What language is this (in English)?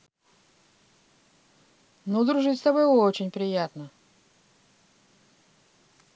Russian